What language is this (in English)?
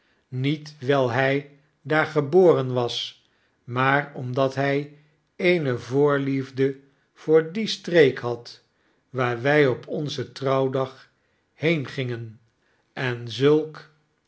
Dutch